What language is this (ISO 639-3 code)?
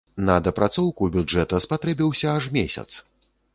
bel